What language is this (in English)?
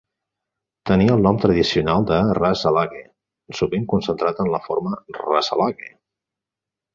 Catalan